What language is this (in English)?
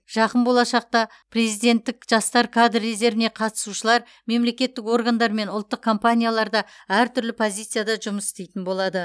Kazakh